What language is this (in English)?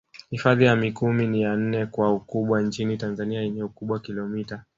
Swahili